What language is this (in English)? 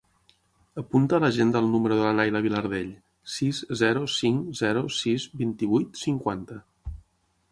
Catalan